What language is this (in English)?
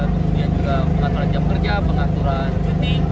Indonesian